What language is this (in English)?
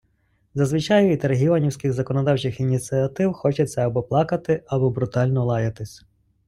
Ukrainian